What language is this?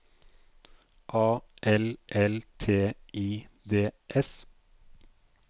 Norwegian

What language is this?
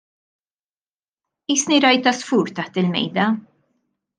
Maltese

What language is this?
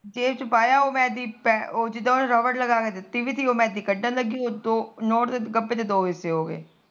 Punjabi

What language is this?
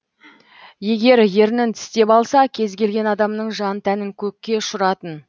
Kazakh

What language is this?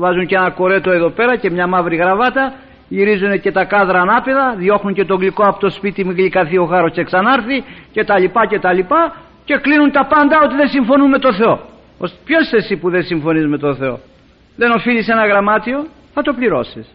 Greek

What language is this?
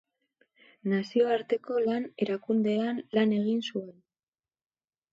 Basque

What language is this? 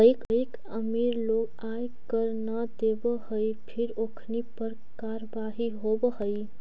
Magahi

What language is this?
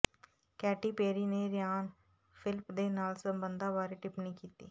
Punjabi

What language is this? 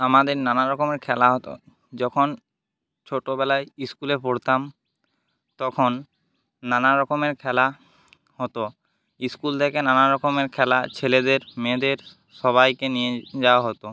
Bangla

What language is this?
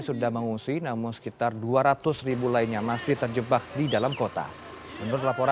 Indonesian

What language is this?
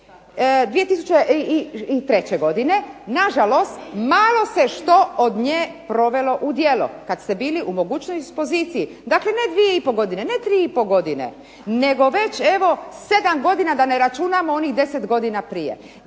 Croatian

